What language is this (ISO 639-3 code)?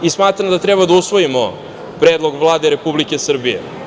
srp